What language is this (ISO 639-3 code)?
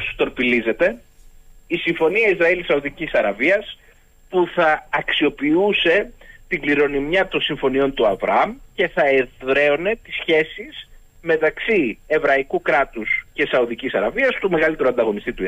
ell